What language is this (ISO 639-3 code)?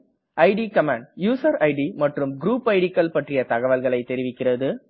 tam